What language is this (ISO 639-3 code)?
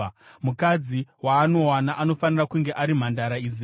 sna